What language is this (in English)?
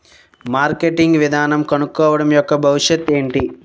Telugu